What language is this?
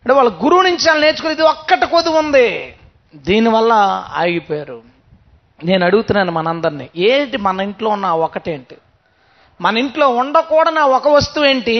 Telugu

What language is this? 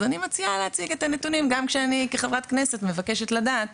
Hebrew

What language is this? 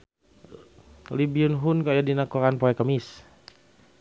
Sundanese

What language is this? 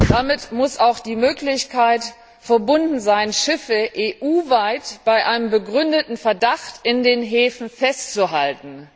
German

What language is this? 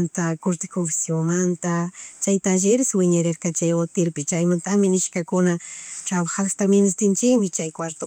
Chimborazo Highland Quichua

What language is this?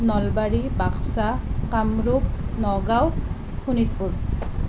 Assamese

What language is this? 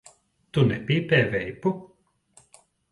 Latvian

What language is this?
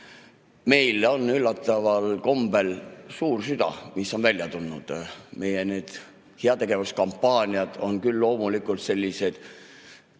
Estonian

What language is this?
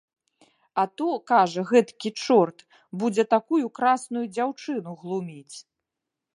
Belarusian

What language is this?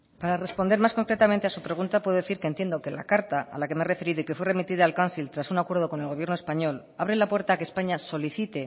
Spanish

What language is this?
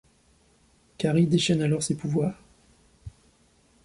French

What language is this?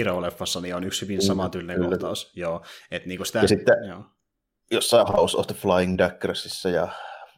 Finnish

